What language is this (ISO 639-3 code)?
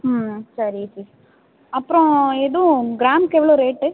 tam